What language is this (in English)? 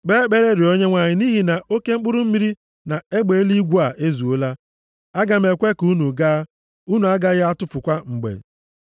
Igbo